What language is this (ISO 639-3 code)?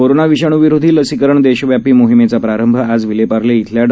mar